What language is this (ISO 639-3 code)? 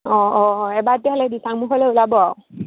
asm